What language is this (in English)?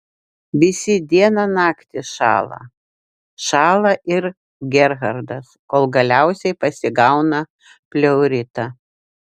Lithuanian